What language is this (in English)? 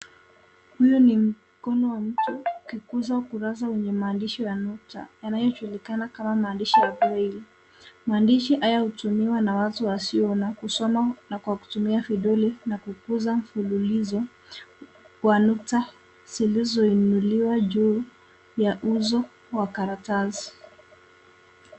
Swahili